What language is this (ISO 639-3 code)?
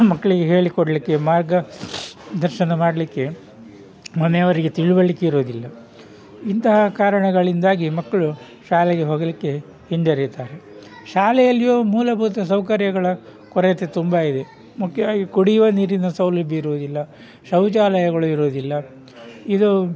kan